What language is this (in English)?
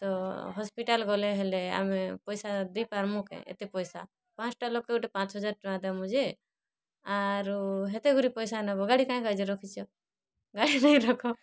Odia